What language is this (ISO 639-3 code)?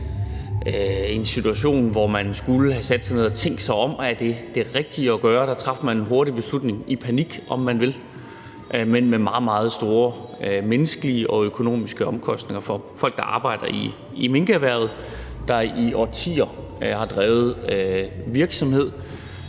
dan